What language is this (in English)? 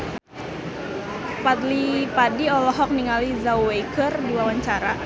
Sundanese